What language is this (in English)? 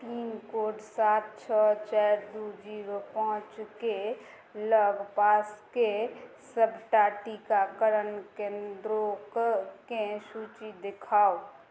Maithili